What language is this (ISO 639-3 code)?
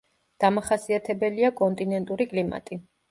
kat